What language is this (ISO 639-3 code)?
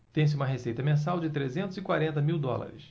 por